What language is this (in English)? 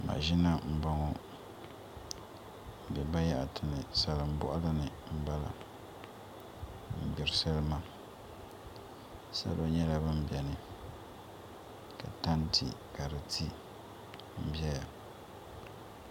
Dagbani